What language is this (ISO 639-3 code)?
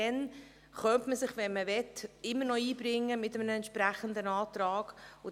gsw